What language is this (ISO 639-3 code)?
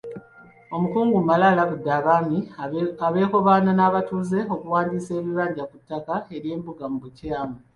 lug